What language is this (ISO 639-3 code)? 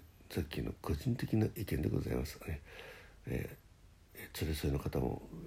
jpn